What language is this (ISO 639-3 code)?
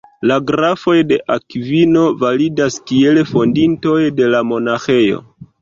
epo